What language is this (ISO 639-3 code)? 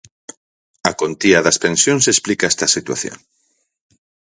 glg